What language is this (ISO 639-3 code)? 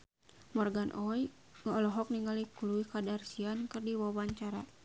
sun